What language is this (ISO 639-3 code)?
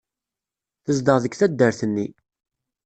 kab